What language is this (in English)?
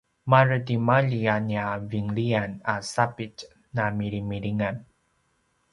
Paiwan